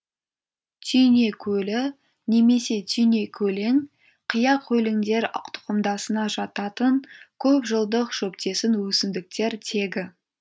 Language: Kazakh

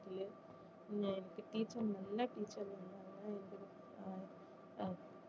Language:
Tamil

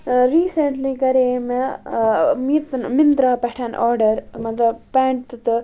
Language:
Kashmiri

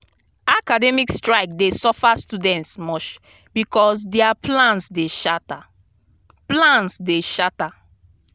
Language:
Nigerian Pidgin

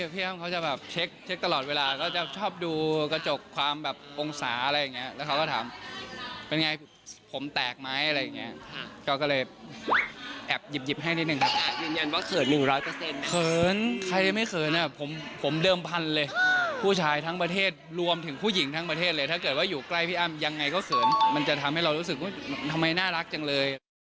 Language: Thai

